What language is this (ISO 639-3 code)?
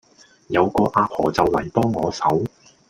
yue